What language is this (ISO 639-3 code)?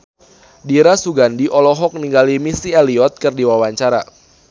sun